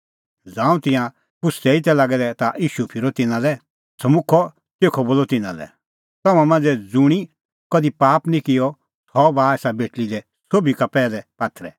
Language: Kullu Pahari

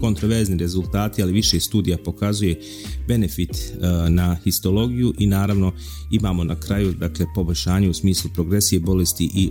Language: Croatian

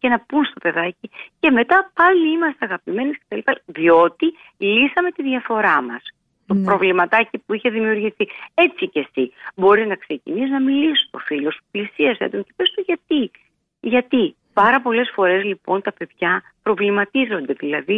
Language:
Greek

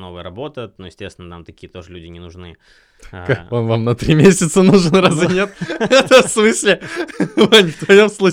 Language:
Russian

